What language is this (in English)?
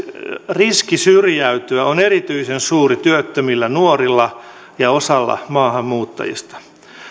Finnish